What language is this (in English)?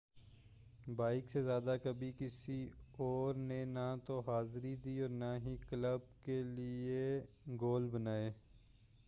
Urdu